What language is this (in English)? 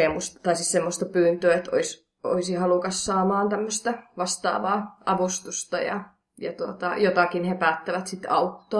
Finnish